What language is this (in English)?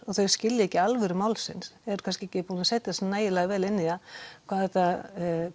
Icelandic